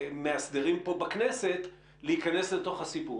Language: Hebrew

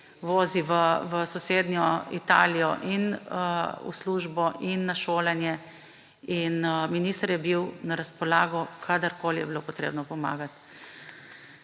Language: Slovenian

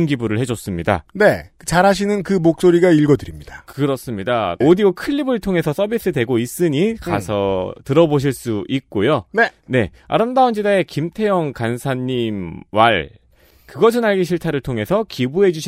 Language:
Korean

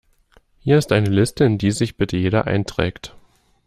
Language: German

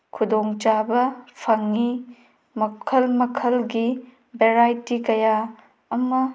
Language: Manipuri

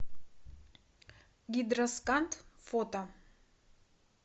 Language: Russian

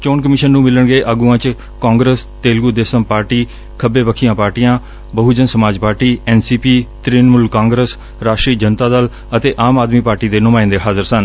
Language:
Punjabi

